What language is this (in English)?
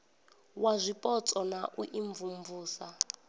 Venda